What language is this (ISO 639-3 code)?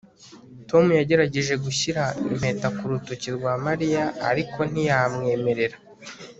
kin